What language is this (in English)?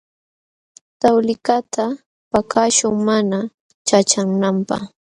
Jauja Wanca Quechua